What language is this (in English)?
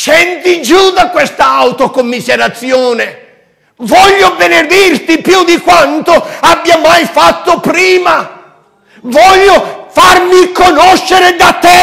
Italian